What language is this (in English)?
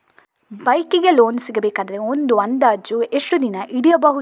Kannada